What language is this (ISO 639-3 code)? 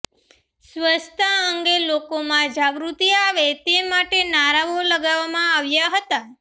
guj